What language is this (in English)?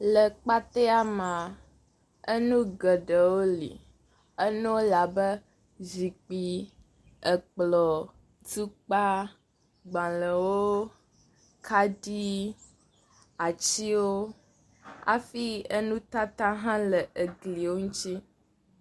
Ewe